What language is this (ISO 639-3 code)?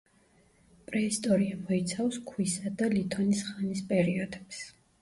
kat